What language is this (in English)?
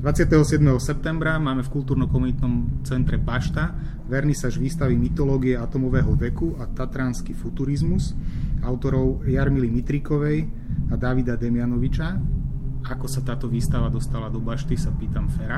Slovak